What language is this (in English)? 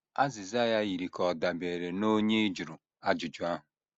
Igbo